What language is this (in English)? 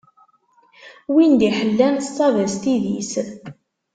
Kabyle